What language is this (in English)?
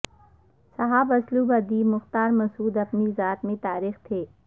Urdu